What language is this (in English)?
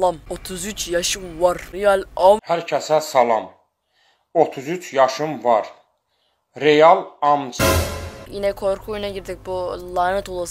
Turkish